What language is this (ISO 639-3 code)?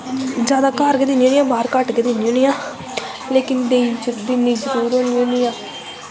doi